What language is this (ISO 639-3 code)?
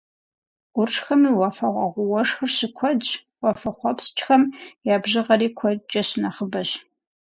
kbd